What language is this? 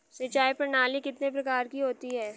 Hindi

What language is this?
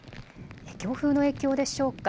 Japanese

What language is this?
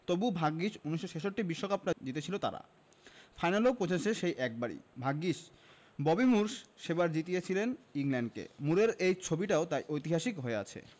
Bangla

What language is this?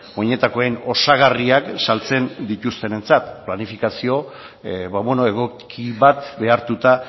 Basque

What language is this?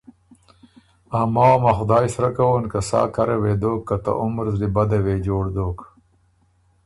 Ormuri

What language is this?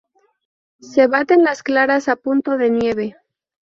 Spanish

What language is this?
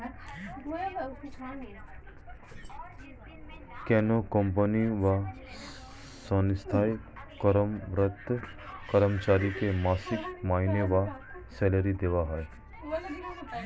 Bangla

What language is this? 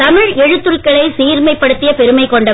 Tamil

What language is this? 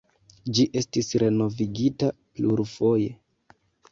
Esperanto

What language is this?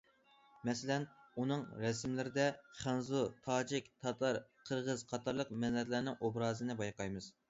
Uyghur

